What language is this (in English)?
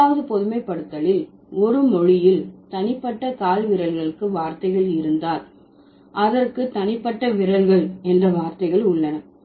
Tamil